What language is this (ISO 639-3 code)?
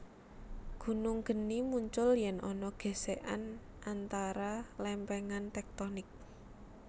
jav